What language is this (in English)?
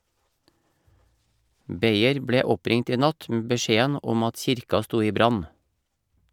Norwegian